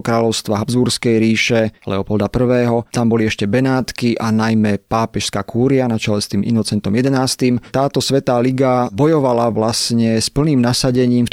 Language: Slovak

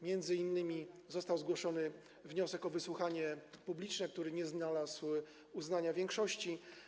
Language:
Polish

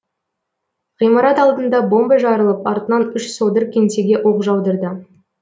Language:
Kazakh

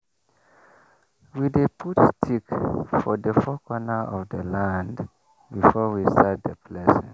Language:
Nigerian Pidgin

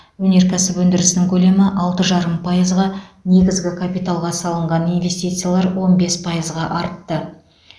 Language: Kazakh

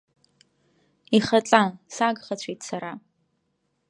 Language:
Abkhazian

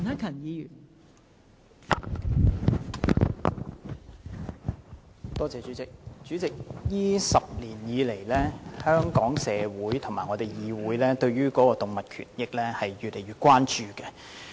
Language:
Cantonese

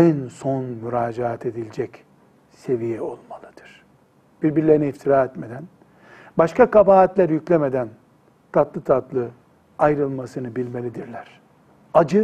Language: Turkish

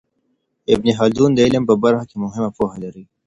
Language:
Pashto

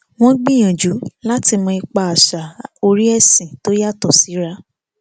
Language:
Yoruba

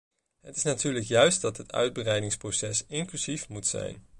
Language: Dutch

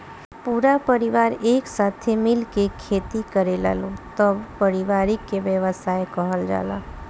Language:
Bhojpuri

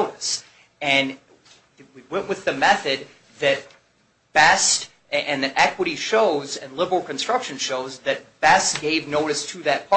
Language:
English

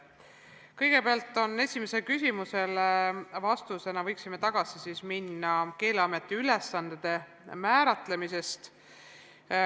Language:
Estonian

